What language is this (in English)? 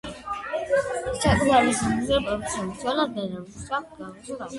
Georgian